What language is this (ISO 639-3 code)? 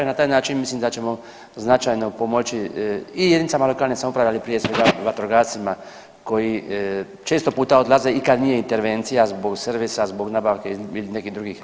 hrv